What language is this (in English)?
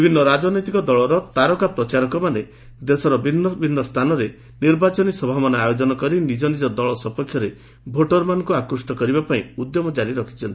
Odia